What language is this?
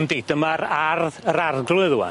Welsh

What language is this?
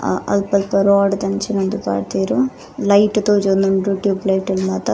Tulu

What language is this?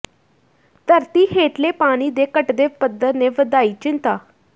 Punjabi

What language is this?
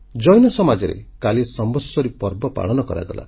Odia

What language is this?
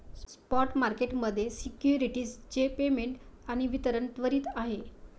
Marathi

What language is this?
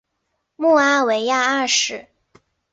Chinese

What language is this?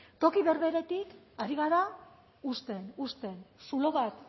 Basque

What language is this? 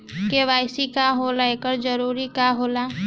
Bhojpuri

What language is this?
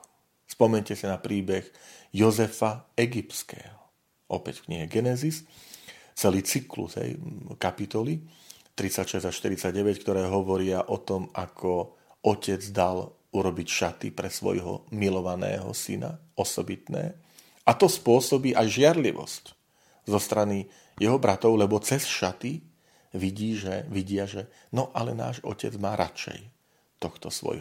Slovak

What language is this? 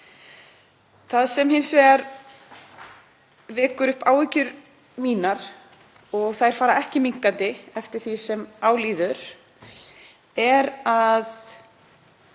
Icelandic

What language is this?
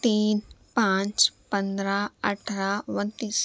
Urdu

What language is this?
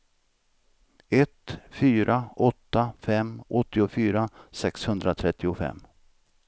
Swedish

